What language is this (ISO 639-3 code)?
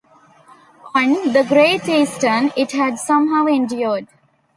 eng